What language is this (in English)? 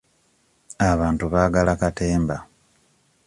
Ganda